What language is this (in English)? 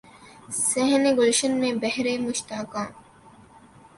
Urdu